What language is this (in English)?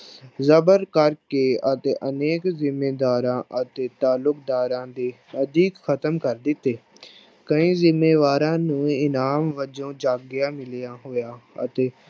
Punjabi